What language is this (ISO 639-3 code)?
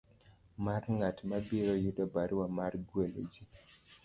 luo